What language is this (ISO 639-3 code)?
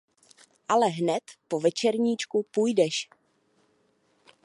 ces